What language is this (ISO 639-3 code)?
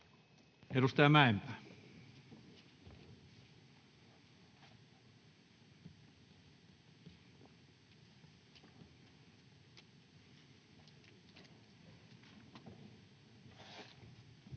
fin